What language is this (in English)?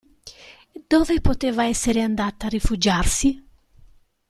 Italian